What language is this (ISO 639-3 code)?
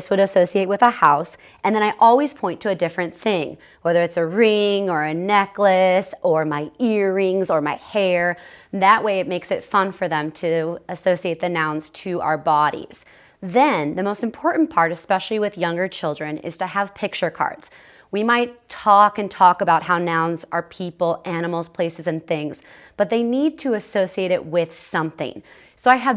eng